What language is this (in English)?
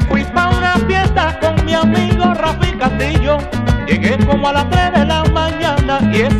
Thai